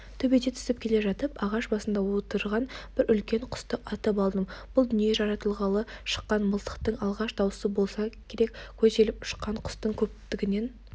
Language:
Kazakh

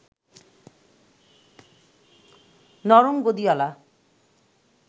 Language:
Bangla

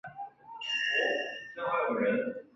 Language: Chinese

